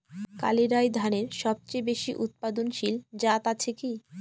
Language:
Bangla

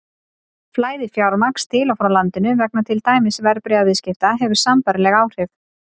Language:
Icelandic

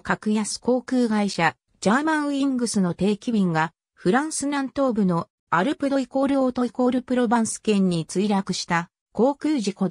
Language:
Japanese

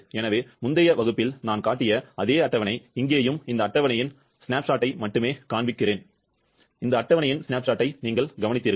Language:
Tamil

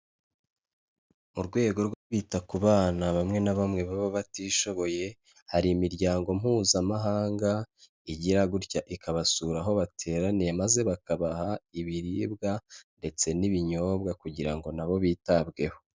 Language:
Kinyarwanda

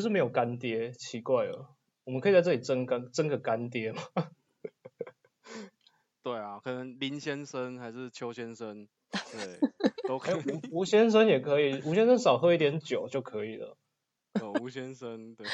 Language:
Chinese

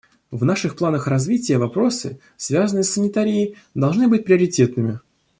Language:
Russian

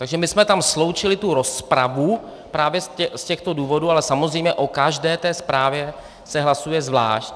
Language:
Czech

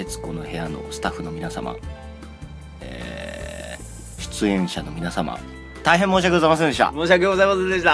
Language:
Japanese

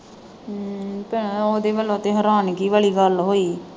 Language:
Punjabi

